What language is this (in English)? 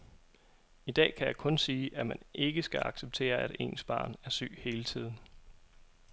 Danish